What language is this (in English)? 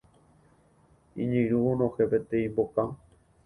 Guarani